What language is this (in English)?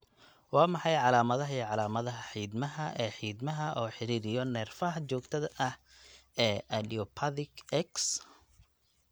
Somali